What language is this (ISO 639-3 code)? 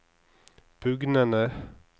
nor